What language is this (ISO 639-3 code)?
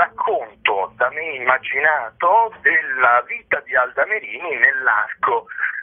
ita